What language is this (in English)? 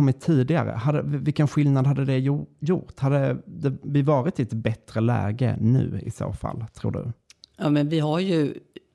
Swedish